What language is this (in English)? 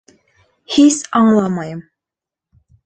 Bashkir